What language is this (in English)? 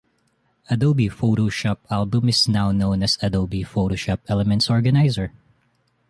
English